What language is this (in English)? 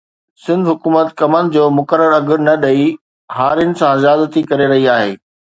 Sindhi